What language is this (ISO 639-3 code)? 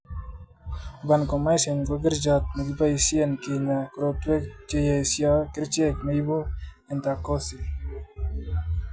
kln